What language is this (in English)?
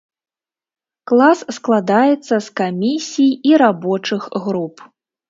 Belarusian